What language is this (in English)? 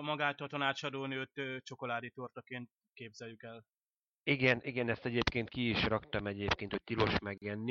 Hungarian